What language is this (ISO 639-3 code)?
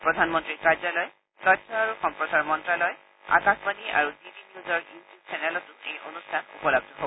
asm